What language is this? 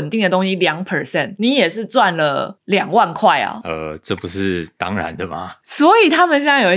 Chinese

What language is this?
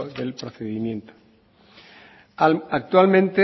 Spanish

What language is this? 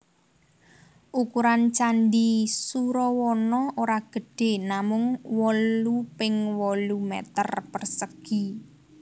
Javanese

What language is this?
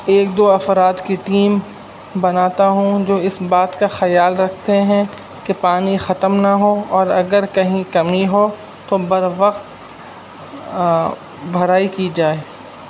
Urdu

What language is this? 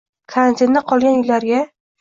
Uzbek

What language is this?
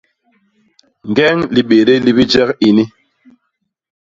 Basaa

